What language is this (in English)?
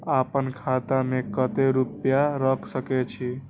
Maithili